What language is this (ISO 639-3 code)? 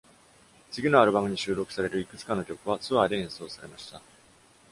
jpn